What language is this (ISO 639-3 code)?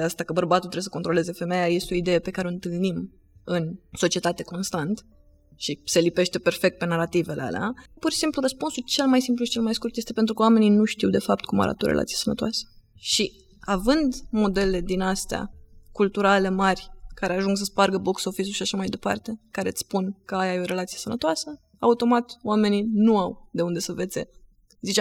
ron